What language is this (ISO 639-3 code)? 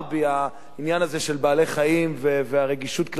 heb